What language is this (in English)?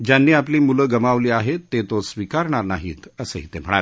Marathi